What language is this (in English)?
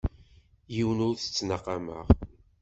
Kabyle